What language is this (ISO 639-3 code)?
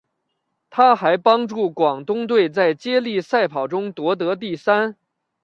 zho